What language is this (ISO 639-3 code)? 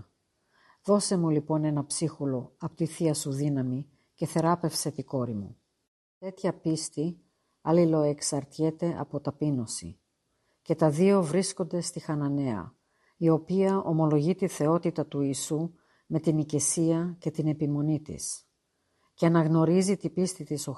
ell